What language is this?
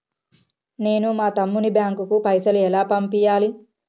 Telugu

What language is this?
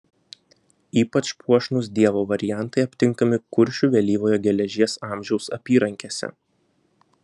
Lithuanian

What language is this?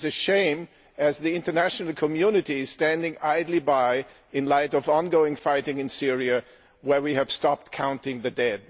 English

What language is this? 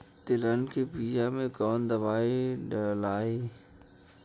Bhojpuri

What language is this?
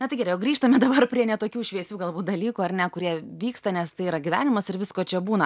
Lithuanian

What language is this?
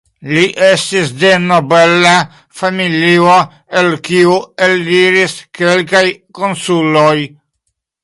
Esperanto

